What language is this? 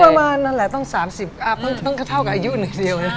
Thai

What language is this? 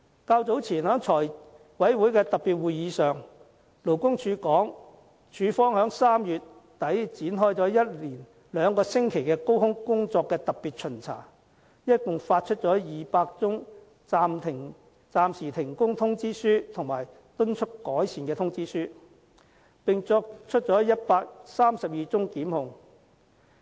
Cantonese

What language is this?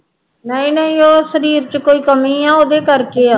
Punjabi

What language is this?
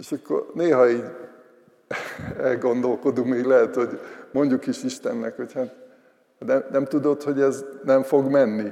Hungarian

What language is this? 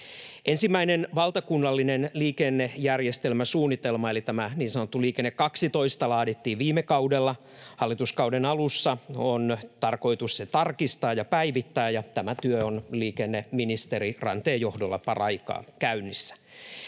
Finnish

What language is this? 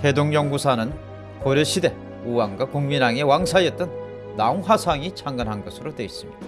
Korean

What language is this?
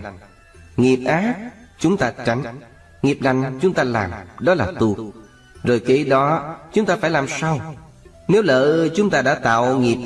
Vietnamese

